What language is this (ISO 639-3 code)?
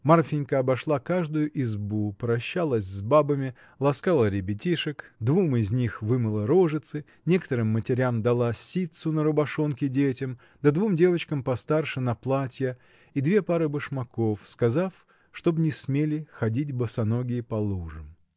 rus